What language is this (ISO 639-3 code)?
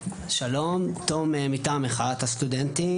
heb